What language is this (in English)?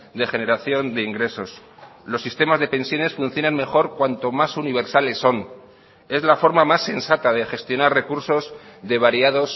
Spanish